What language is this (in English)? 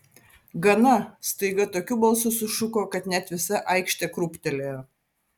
Lithuanian